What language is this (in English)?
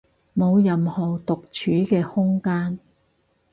Cantonese